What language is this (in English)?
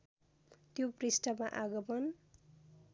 Nepali